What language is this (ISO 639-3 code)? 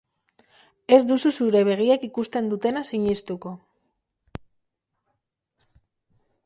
eus